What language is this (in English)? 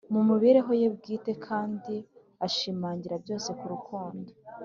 Kinyarwanda